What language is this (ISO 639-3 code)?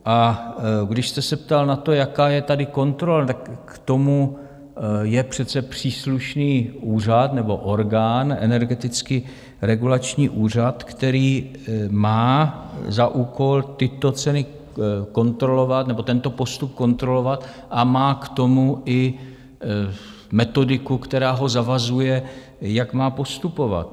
ces